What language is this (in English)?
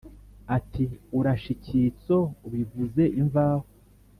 Kinyarwanda